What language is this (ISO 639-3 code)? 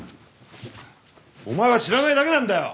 jpn